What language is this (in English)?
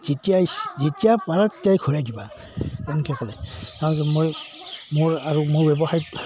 Assamese